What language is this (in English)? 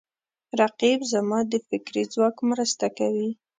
Pashto